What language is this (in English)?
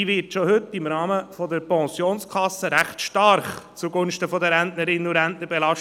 Swiss German